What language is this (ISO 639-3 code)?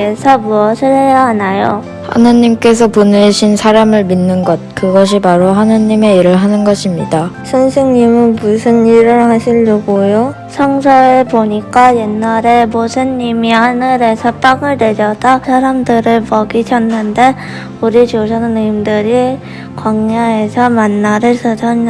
kor